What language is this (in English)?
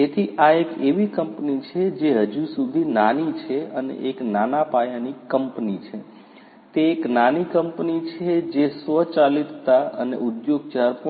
Gujarati